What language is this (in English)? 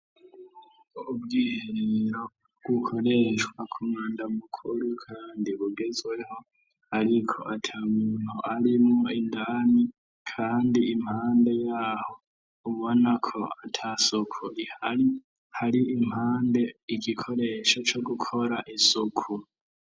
Rundi